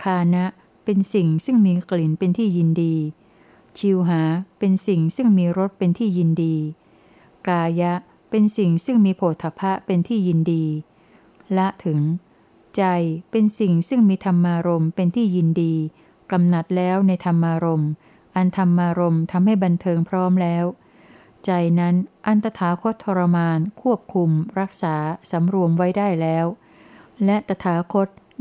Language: Thai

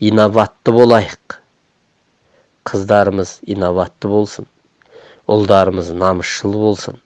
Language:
Turkish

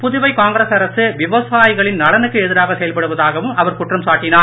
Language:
Tamil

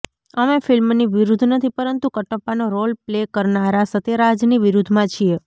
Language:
Gujarati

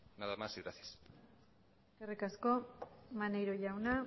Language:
Basque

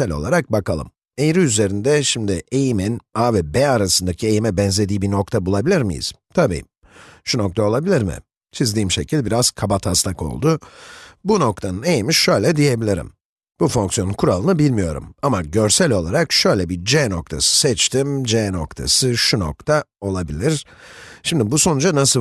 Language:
Turkish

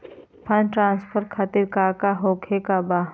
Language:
Magahi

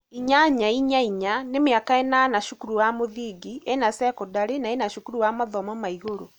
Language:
Kikuyu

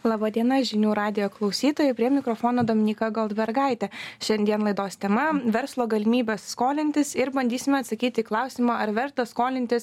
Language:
Lithuanian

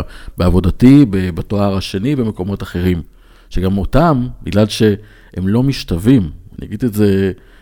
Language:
Hebrew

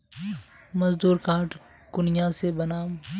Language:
Magahi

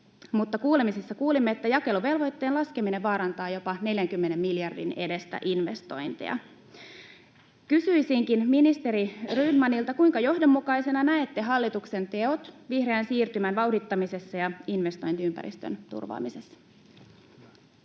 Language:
Finnish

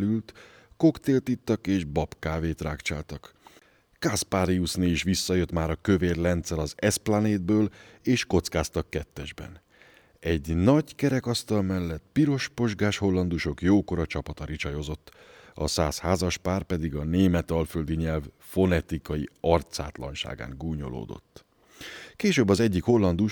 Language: Hungarian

